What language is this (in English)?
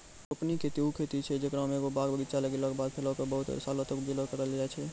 Maithili